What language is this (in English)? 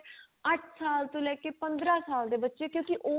Punjabi